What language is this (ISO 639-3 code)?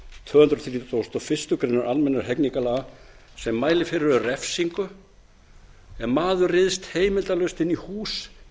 isl